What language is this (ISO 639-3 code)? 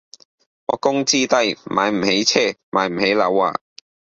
yue